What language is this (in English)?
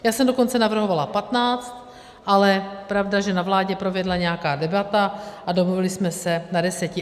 Czech